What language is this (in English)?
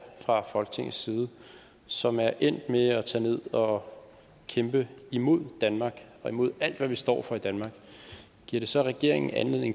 Danish